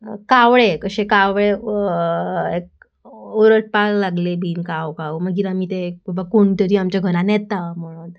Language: Konkani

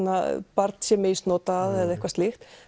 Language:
Icelandic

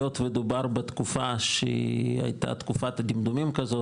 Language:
Hebrew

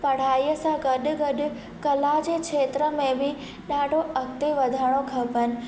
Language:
Sindhi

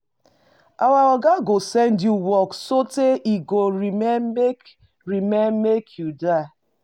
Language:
Nigerian Pidgin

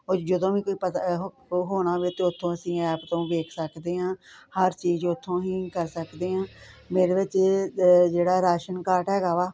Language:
Punjabi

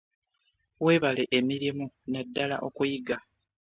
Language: Ganda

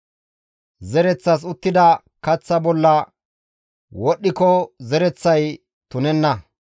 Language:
Gamo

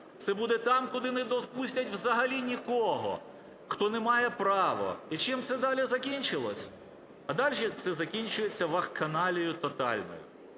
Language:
Ukrainian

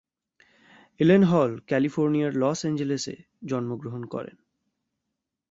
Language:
Bangla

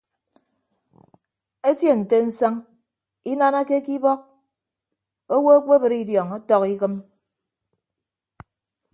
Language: Ibibio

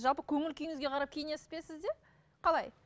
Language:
Kazakh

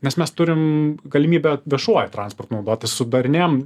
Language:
Lithuanian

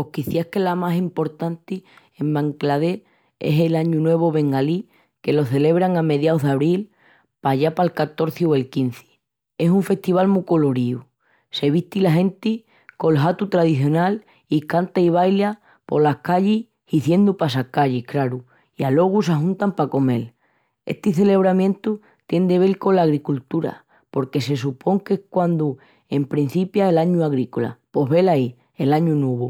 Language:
Extremaduran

